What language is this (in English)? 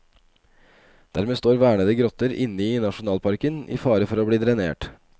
Norwegian